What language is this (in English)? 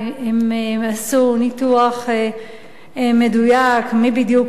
Hebrew